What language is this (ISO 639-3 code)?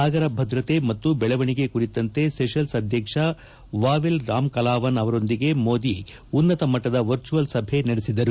kan